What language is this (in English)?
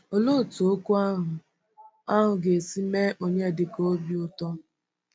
Igbo